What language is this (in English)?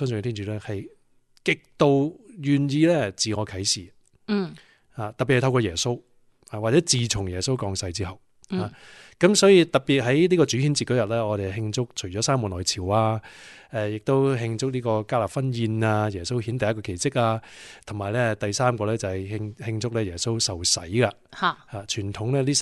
Chinese